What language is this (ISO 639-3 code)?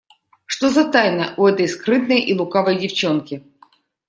rus